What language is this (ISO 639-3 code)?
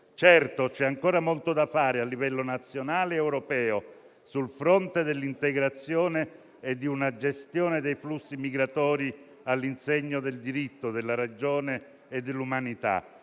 ita